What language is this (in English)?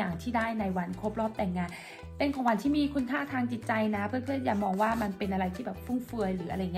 Thai